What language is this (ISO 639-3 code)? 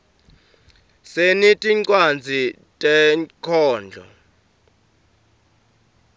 ssw